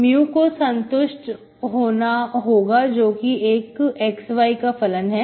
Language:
Hindi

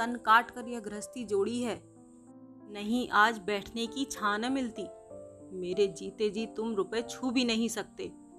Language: Hindi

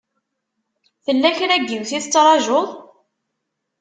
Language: Kabyle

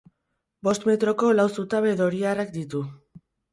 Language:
Basque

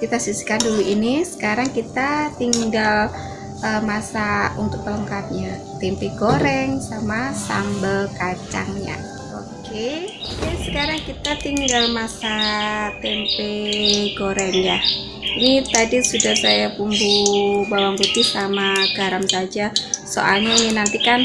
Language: Indonesian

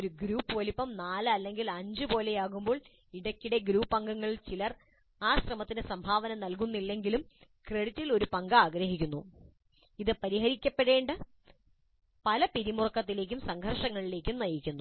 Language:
Malayalam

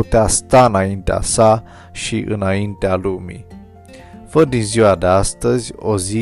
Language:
Romanian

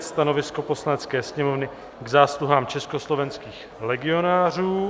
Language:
Czech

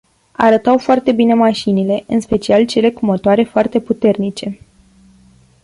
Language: Romanian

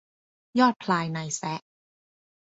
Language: Thai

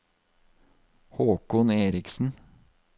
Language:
Norwegian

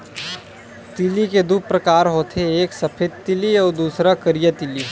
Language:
Chhattisgarhi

